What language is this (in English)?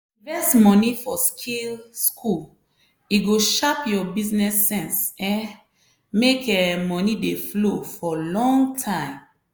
Nigerian Pidgin